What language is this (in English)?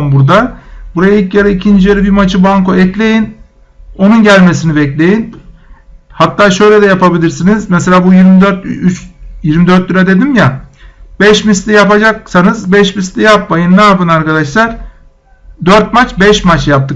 Turkish